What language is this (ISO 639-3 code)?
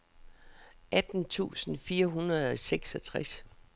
dan